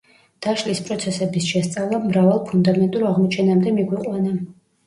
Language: Georgian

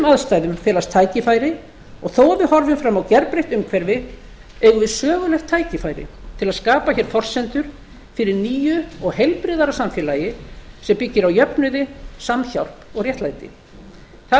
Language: Icelandic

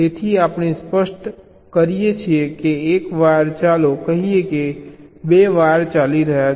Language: Gujarati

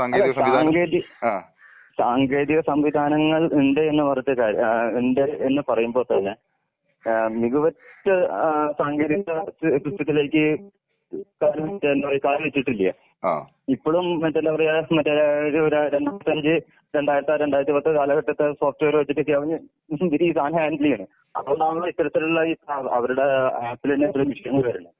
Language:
Malayalam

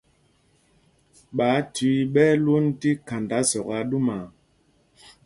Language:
Mpumpong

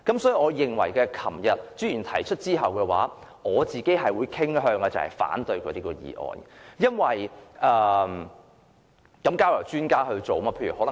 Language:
Cantonese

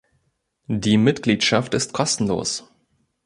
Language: German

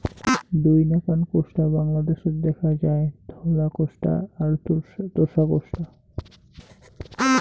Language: Bangla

